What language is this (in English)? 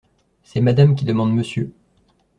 French